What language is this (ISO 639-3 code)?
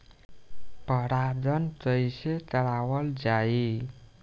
bho